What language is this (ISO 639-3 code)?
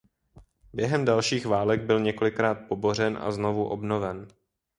ces